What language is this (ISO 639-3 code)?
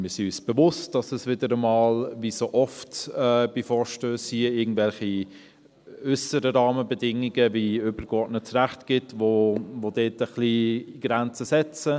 gsw